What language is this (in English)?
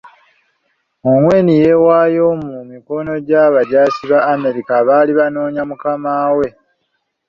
Ganda